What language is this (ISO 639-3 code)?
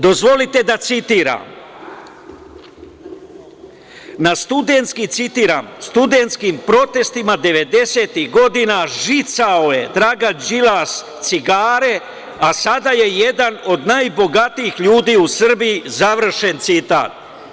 srp